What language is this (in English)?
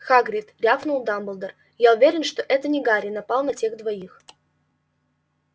Russian